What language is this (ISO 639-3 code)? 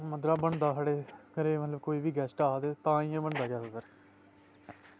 doi